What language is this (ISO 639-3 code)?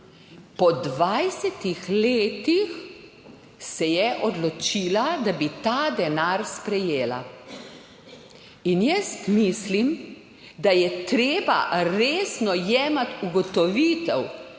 slv